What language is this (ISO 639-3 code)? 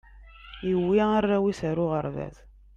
kab